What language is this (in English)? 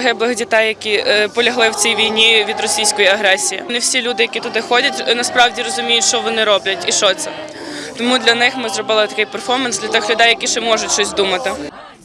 Ukrainian